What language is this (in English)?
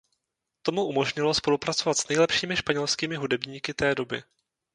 Czech